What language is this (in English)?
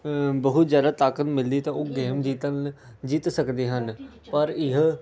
Punjabi